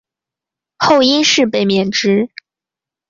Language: Chinese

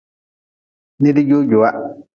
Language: Nawdm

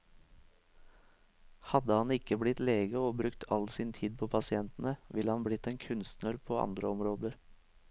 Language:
Norwegian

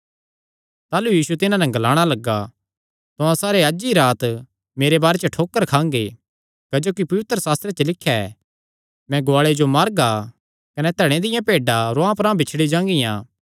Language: Kangri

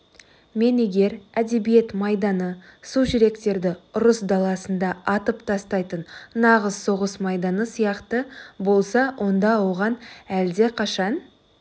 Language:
Kazakh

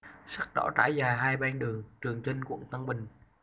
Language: Vietnamese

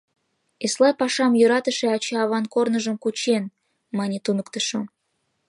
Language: Mari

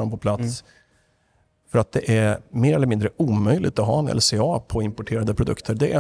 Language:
Swedish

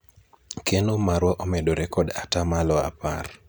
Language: Luo (Kenya and Tanzania)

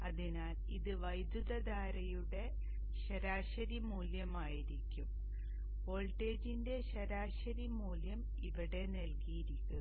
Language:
Malayalam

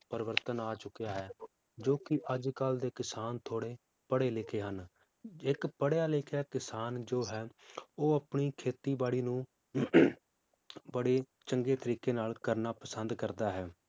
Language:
Punjabi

